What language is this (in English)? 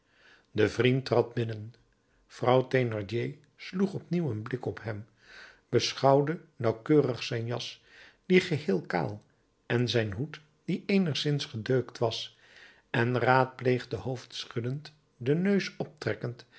Dutch